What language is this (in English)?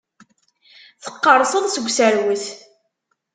Kabyle